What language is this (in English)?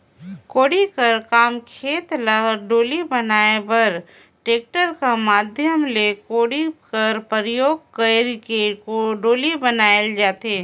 Chhattisgarhi